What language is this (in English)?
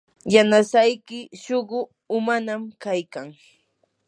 Yanahuanca Pasco Quechua